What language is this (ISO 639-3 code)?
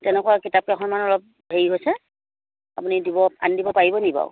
asm